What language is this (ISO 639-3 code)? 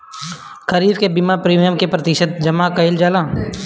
bho